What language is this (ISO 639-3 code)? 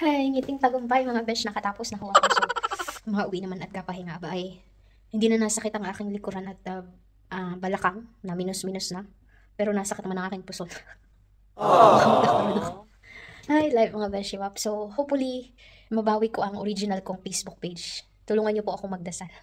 fil